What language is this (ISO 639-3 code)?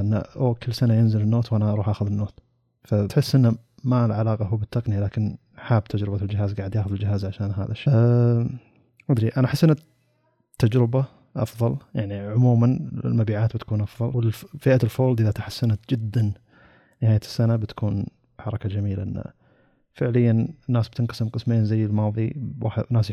ara